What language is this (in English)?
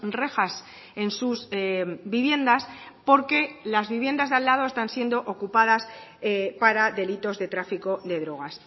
Spanish